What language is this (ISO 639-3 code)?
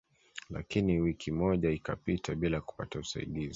swa